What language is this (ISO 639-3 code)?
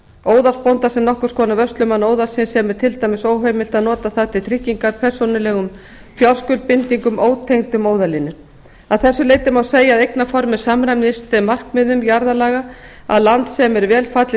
isl